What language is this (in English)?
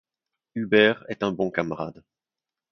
French